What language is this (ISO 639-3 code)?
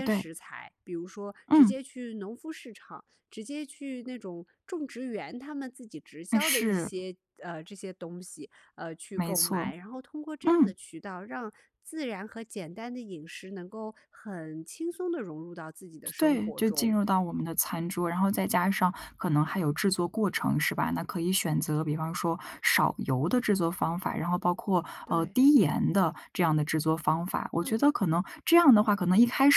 zho